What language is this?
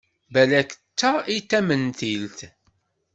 Kabyle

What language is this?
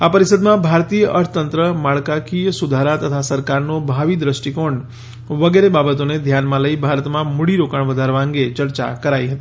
Gujarati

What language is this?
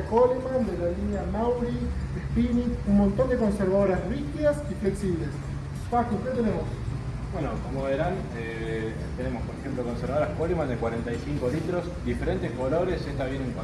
Spanish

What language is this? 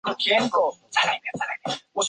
Chinese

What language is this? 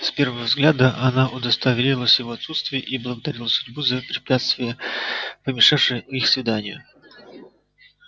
Russian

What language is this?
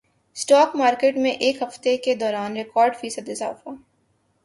Urdu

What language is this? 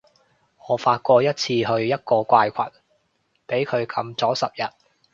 Cantonese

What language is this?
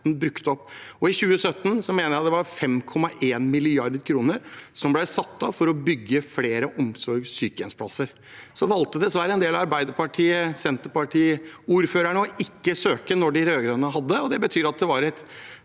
Norwegian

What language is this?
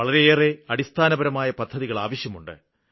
Malayalam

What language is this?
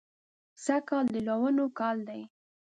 Pashto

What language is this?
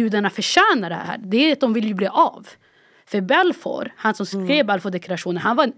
Swedish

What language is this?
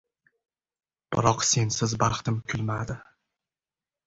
Uzbek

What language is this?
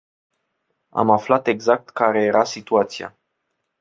Romanian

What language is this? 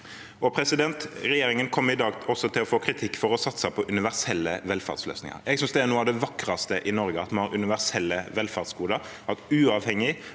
Norwegian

